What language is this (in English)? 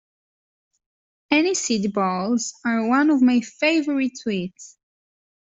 English